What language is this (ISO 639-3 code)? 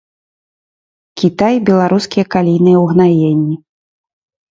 bel